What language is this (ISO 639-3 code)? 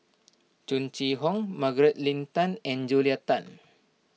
eng